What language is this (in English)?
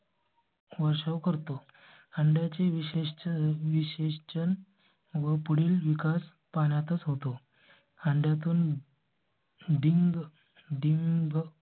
Marathi